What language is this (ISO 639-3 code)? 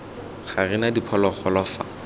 tsn